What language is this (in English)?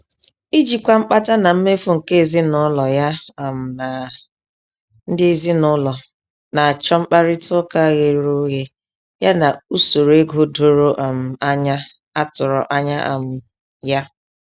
Igbo